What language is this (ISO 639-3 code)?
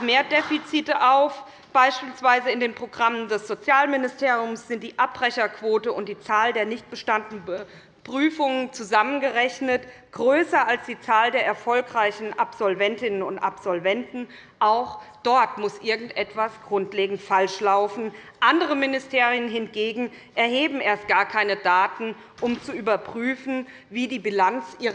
deu